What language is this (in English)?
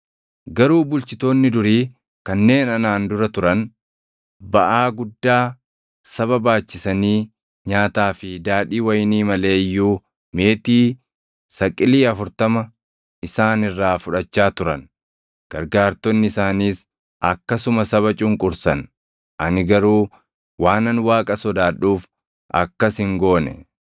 Oromo